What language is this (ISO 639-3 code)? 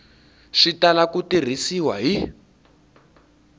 tso